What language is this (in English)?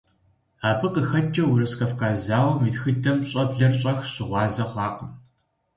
Kabardian